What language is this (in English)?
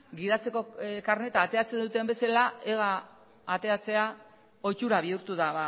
Basque